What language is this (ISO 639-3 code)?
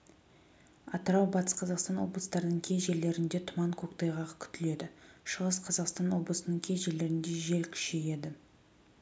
kaz